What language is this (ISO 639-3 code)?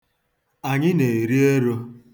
ibo